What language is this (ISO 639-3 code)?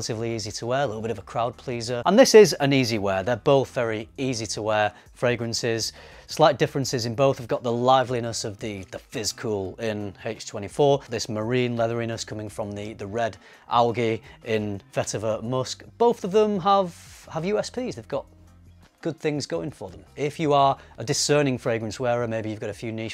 eng